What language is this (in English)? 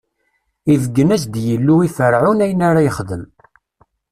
Kabyle